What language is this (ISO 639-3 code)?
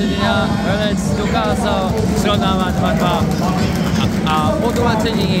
ces